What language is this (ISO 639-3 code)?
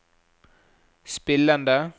nor